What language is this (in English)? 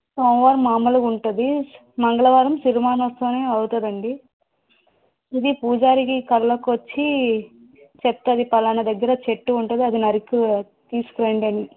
Telugu